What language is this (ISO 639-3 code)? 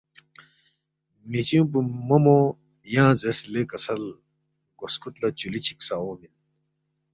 bft